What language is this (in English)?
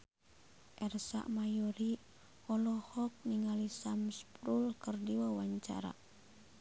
Sundanese